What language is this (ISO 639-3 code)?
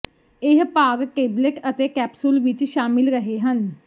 pan